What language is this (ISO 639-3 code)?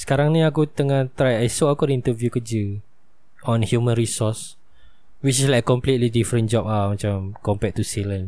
msa